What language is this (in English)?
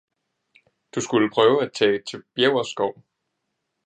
Danish